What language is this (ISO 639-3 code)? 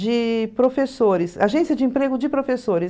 por